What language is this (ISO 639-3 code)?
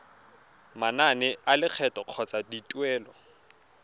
tsn